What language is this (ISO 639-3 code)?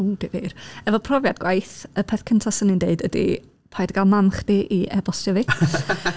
cym